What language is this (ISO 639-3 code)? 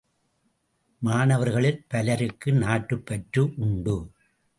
tam